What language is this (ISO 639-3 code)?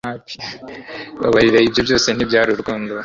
kin